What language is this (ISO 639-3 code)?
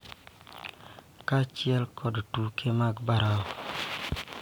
luo